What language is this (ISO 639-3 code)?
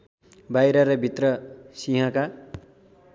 nep